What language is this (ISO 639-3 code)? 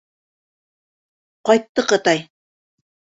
bak